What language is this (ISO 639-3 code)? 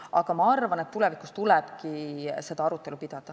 est